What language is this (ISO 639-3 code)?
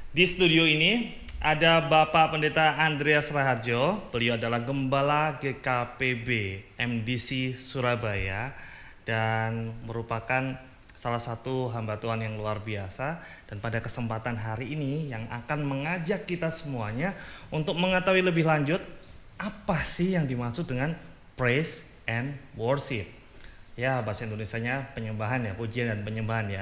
ind